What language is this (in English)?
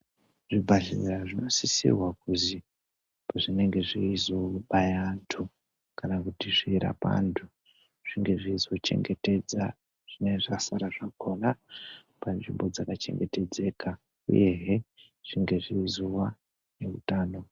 Ndau